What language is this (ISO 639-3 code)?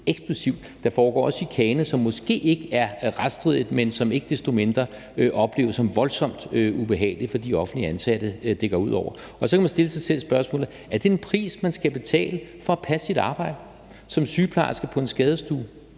dan